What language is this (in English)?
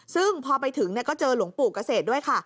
Thai